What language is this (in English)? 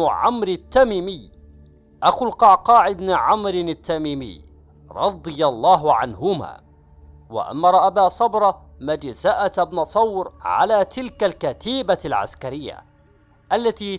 Arabic